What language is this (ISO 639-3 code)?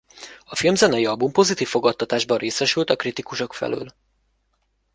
hun